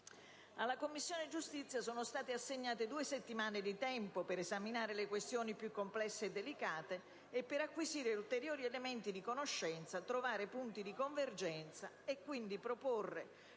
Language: Italian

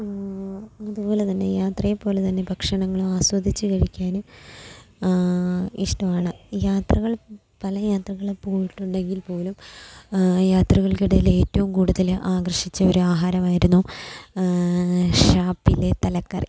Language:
Malayalam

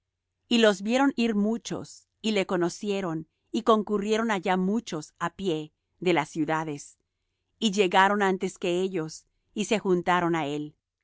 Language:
Spanish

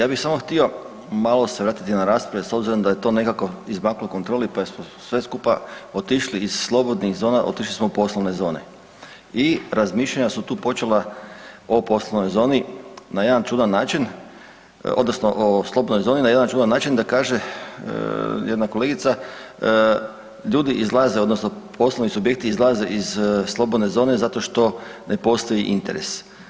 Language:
Croatian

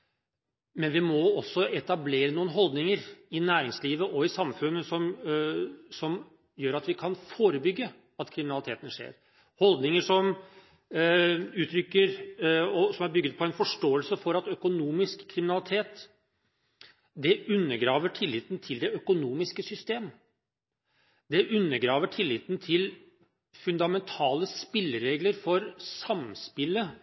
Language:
Norwegian Bokmål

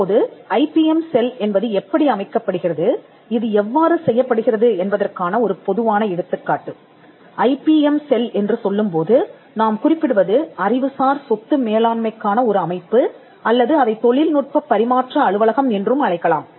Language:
Tamil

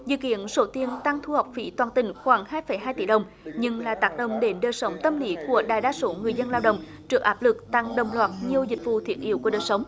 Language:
Vietnamese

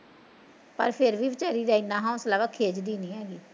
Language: Punjabi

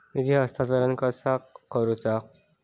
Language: Marathi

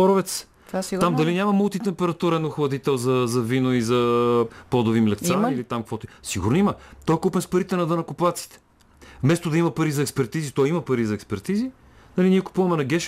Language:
Bulgarian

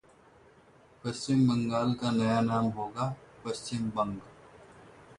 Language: Hindi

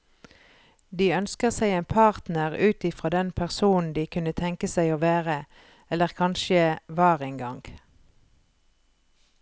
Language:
Norwegian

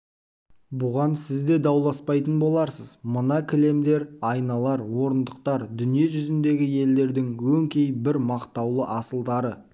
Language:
Kazakh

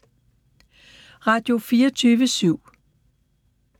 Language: Danish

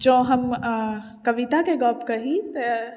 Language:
Maithili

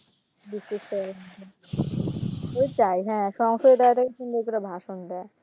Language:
Bangla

